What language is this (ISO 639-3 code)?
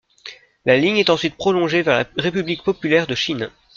fra